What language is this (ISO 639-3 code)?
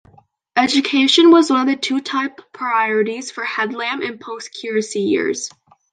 eng